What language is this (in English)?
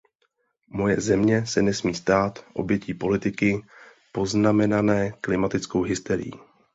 Czech